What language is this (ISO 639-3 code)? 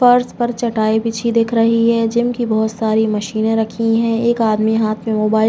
hin